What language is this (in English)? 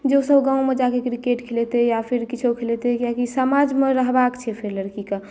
Maithili